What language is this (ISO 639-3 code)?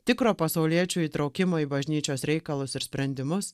lit